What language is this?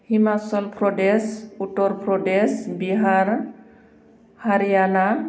Bodo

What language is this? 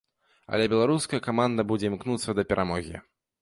Belarusian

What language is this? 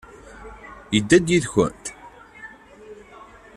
Kabyle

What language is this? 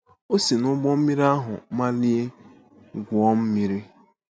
Igbo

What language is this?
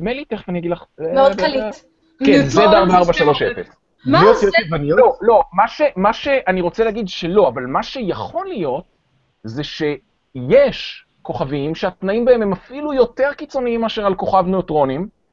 Hebrew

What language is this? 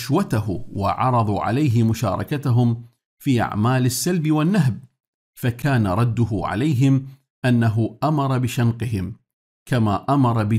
Arabic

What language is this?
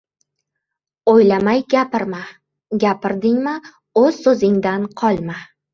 Uzbek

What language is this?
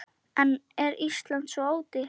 Icelandic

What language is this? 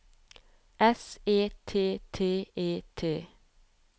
Norwegian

